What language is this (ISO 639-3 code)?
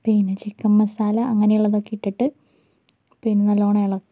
mal